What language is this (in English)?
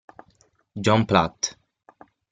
Italian